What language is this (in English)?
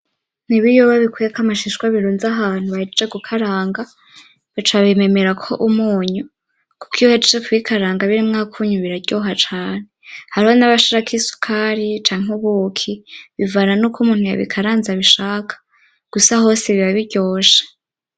Rundi